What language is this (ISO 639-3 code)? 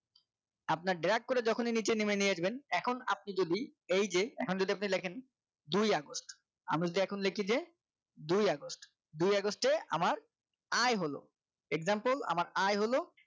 ben